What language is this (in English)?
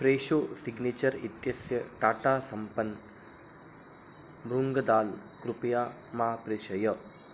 Sanskrit